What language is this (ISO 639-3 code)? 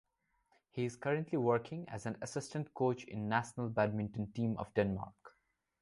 eng